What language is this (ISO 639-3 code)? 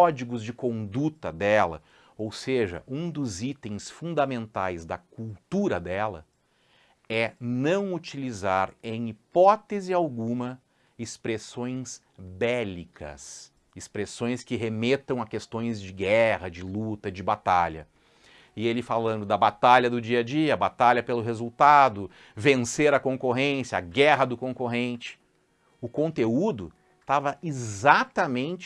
por